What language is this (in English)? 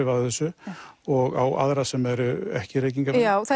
Icelandic